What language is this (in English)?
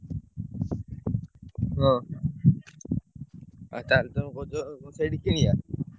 Odia